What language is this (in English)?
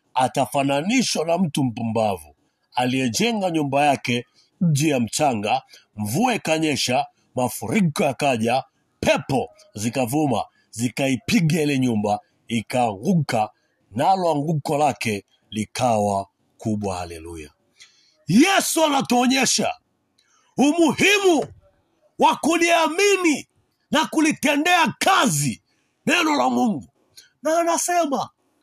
Swahili